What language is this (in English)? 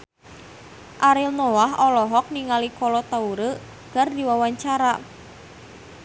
Sundanese